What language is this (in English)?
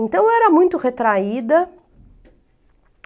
Portuguese